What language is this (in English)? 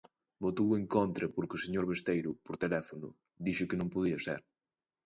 Galician